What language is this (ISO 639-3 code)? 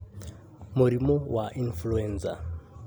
kik